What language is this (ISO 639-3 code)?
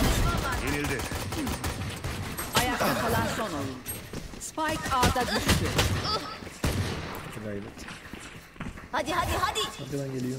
tur